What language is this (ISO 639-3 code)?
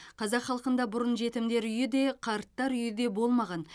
kaz